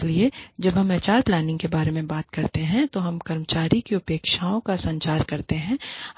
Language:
Hindi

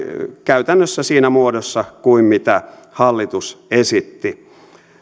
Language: Finnish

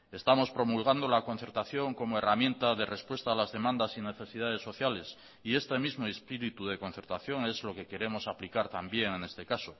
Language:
Spanish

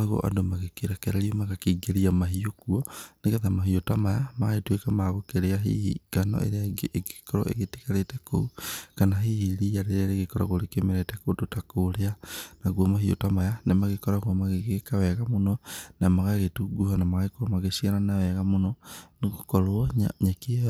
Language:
Kikuyu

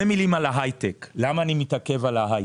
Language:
Hebrew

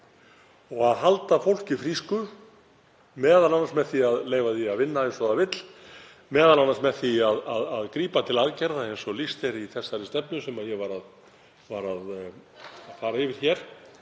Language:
Icelandic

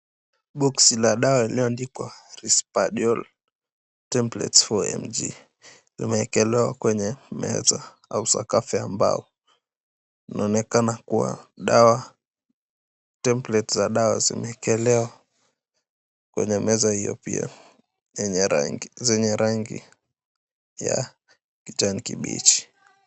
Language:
Swahili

